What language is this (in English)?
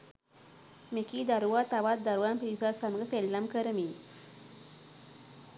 Sinhala